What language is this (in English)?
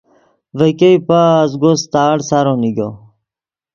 Yidgha